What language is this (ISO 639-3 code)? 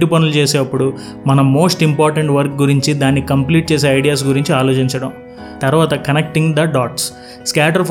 tel